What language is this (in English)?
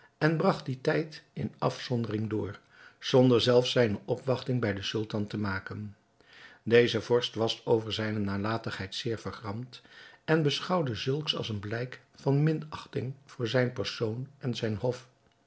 Dutch